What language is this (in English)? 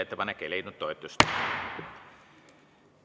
Estonian